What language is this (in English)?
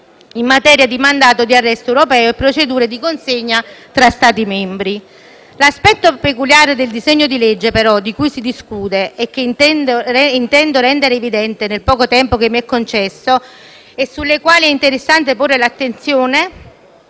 Italian